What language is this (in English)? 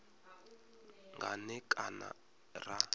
Venda